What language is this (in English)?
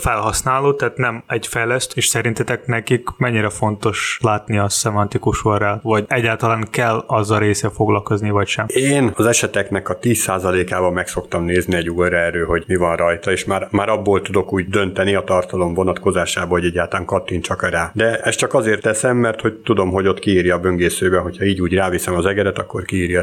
Hungarian